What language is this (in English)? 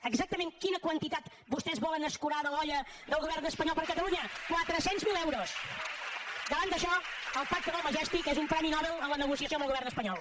Catalan